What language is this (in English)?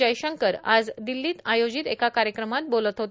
Marathi